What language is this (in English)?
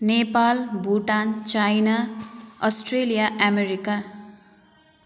Nepali